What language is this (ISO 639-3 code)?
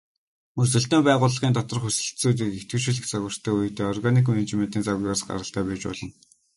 mon